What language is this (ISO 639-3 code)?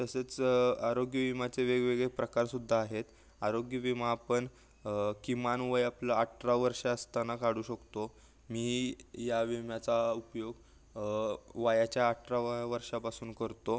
mar